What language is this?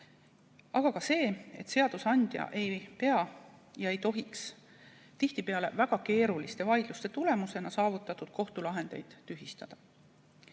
Estonian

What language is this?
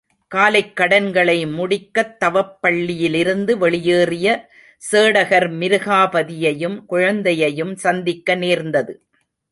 Tamil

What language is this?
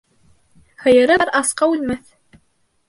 Bashkir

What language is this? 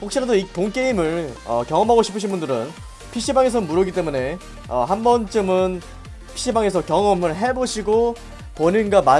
Korean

